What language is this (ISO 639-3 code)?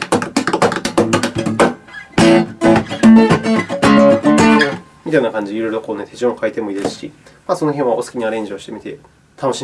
jpn